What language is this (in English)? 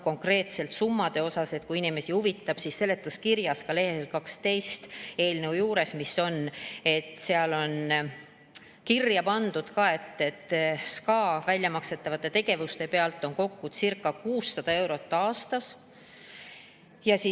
Estonian